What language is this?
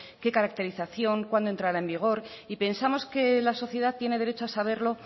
Spanish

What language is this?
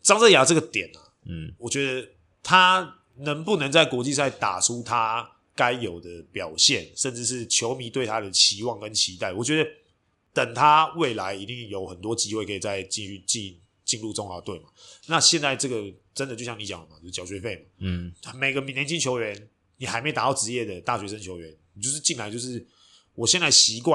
Chinese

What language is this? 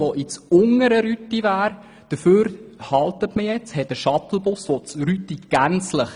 Swiss German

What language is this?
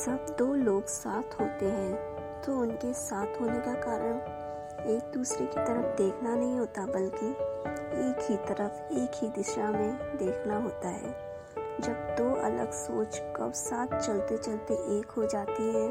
Hindi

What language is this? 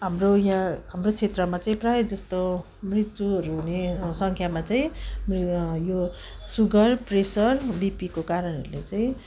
Nepali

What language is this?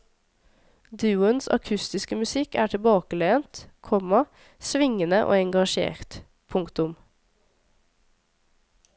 Norwegian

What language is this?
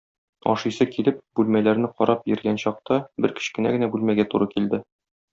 Tatar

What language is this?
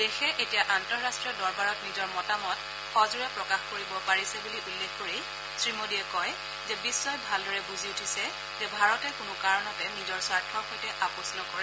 Assamese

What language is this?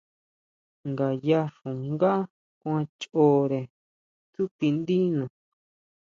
Huautla Mazatec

